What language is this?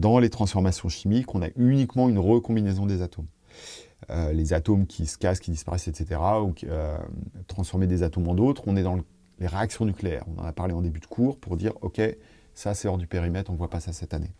French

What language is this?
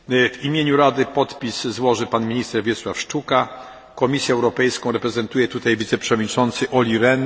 Polish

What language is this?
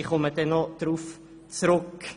Swiss German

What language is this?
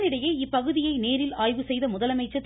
Tamil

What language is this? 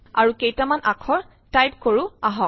Assamese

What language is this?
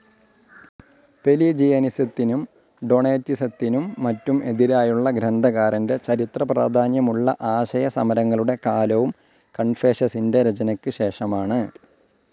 Malayalam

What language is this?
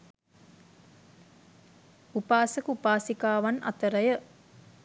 Sinhala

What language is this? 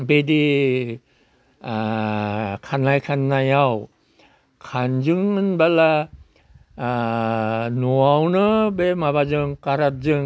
Bodo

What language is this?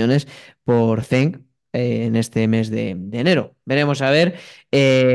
Spanish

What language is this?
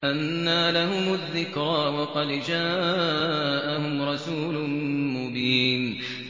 Arabic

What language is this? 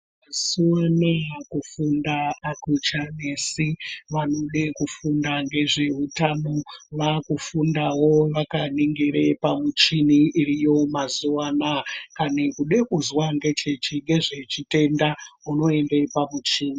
Ndau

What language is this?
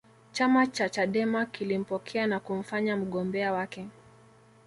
Swahili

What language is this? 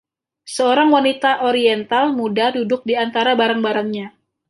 Indonesian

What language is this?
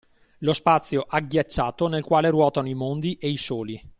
Italian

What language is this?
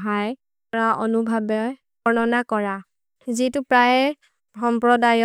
Maria (India)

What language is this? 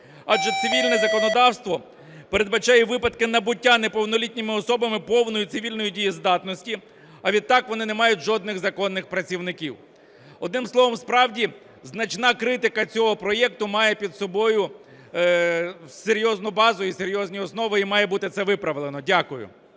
Ukrainian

